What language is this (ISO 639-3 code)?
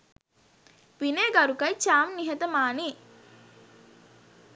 sin